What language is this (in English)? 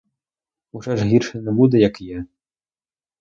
Ukrainian